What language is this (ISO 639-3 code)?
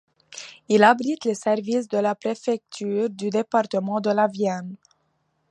fra